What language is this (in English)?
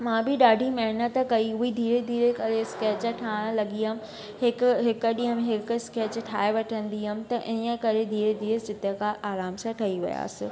Sindhi